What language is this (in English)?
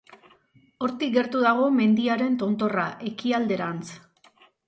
Basque